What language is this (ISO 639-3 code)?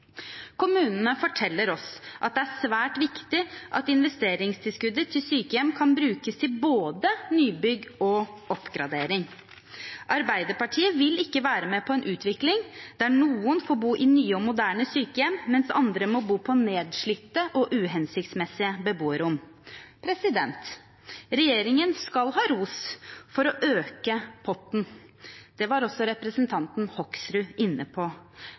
nob